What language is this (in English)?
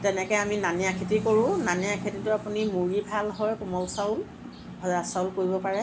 Assamese